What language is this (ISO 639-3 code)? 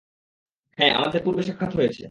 ben